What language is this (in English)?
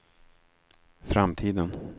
Swedish